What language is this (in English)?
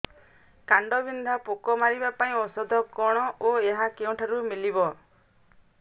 Odia